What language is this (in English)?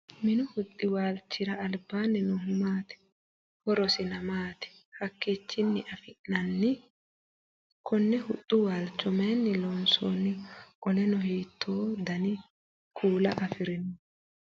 Sidamo